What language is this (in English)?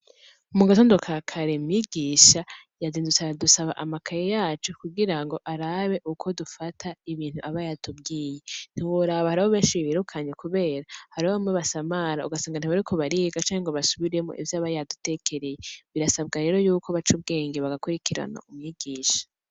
Rundi